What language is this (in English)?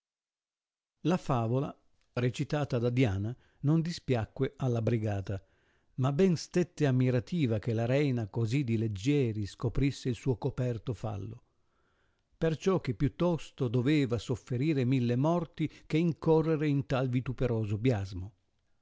Italian